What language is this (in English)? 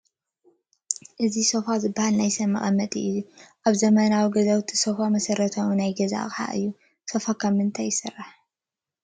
Tigrinya